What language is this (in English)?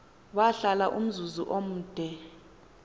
Xhosa